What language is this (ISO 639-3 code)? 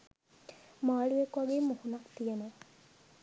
sin